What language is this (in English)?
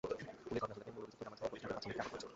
Bangla